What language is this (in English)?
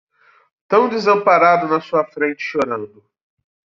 Portuguese